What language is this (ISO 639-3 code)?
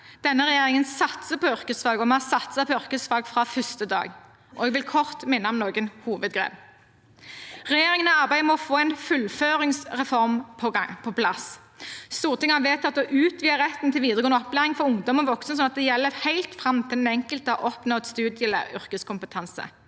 nor